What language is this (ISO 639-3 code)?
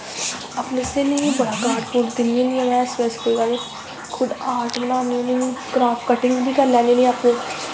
doi